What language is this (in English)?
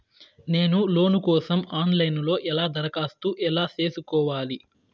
Telugu